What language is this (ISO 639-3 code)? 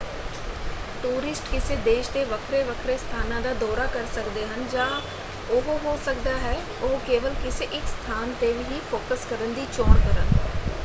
pan